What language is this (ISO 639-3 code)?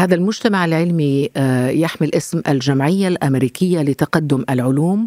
ara